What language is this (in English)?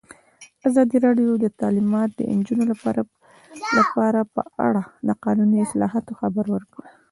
Pashto